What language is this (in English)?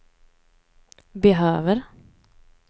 Swedish